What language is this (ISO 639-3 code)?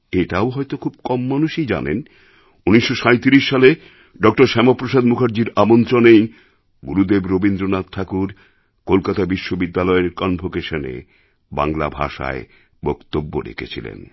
ben